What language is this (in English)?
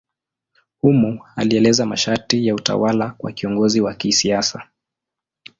Swahili